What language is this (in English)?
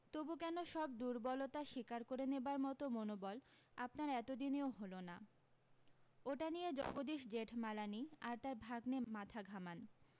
Bangla